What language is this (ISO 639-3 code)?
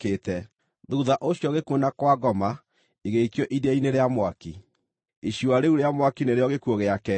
kik